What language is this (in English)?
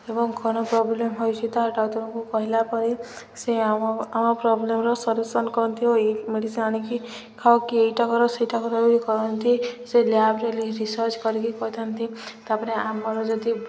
Odia